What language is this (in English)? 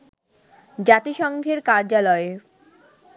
Bangla